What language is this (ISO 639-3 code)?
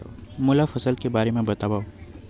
hne